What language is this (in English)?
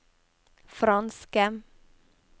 Norwegian